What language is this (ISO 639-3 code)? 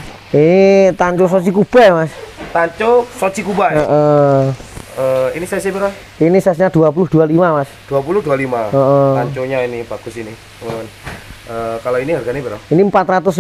ind